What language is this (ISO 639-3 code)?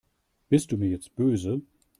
deu